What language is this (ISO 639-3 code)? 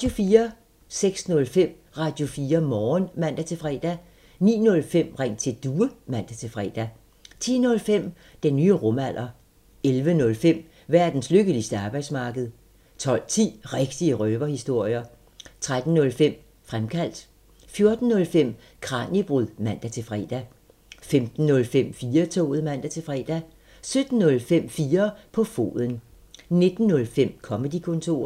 dan